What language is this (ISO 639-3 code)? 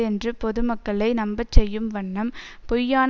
tam